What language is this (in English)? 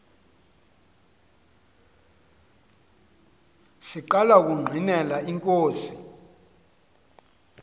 Xhosa